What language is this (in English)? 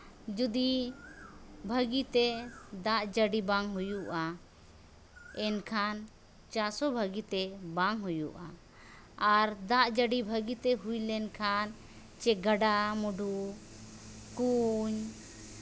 Santali